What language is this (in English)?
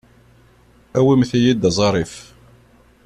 Kabyle